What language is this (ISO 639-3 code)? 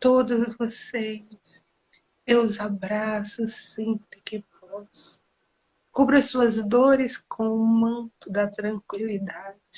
por